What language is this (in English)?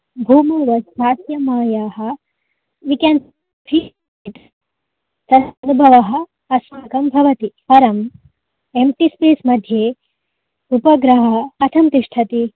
Sanskrit